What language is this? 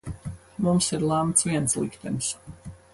Latvian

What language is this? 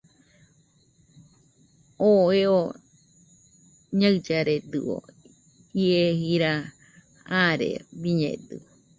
Nüpode Huitoto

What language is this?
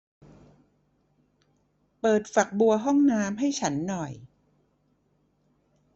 Thai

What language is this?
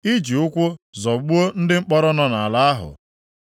Igbo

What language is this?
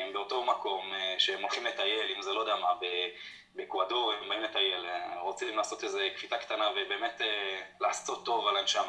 Hebrew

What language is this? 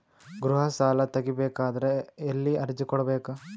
Kannada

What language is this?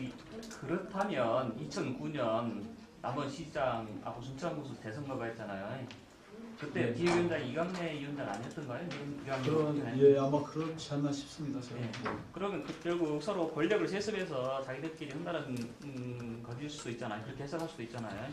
Korean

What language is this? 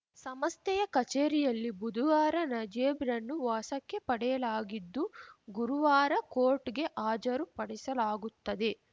Kannada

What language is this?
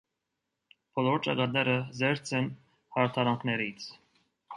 Armenian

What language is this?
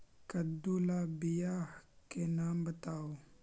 Magahi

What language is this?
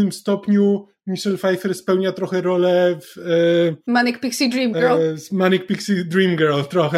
Polish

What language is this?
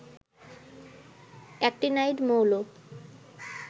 Bangla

